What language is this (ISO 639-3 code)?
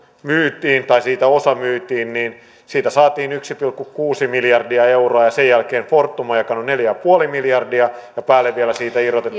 fin